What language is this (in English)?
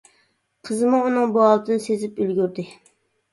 Uyghur